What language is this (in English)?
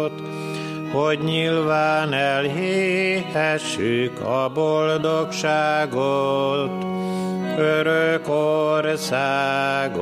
Hungarian